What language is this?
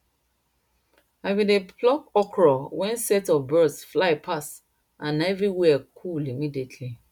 Nigerian Pidgin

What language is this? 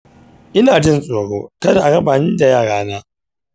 Hausa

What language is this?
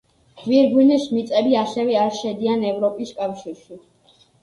Georgian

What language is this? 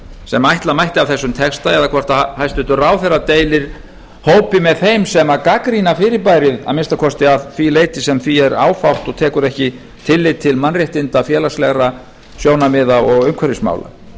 Icelandic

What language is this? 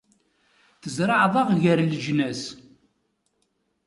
Kabyle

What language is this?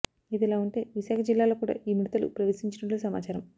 Telugu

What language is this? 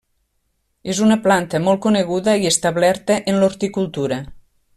Catalan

